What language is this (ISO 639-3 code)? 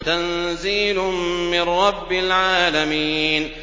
ara